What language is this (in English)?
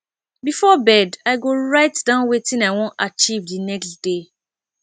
Nigerian Pidgin